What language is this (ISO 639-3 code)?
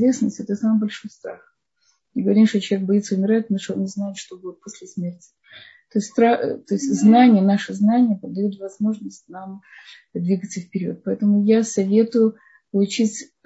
rus